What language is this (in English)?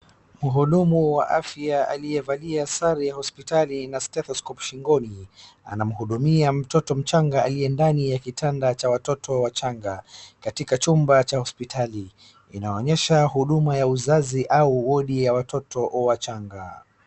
Swahili